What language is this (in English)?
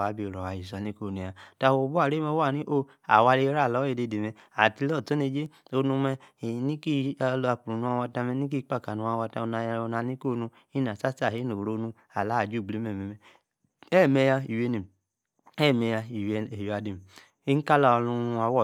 Yace